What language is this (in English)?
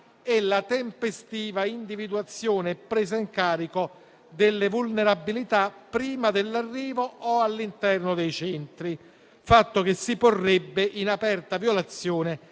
Italian